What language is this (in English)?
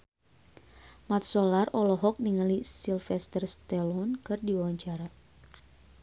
Sundanese